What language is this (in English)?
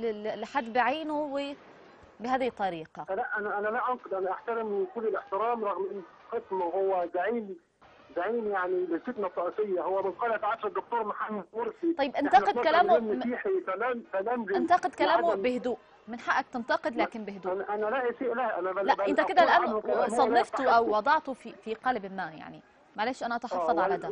Arabic